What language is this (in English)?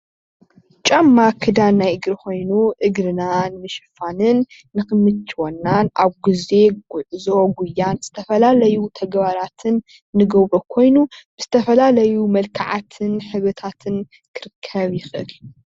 Tigrinya